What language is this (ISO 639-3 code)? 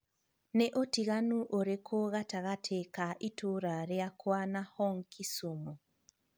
kik